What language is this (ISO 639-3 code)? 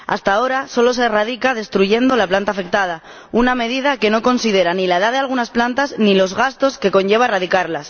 spa